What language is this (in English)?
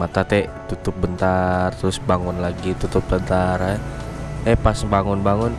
Indonesian